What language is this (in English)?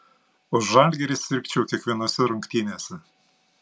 Lithuanian